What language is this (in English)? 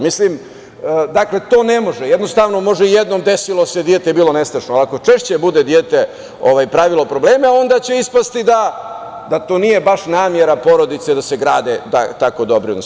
Serbian